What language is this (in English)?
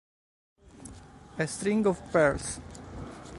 Italian